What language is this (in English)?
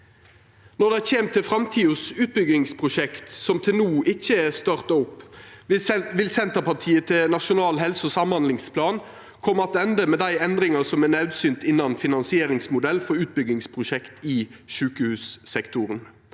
Norwegian